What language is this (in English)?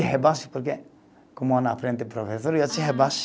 Portuguese